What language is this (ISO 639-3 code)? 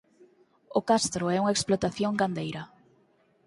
glg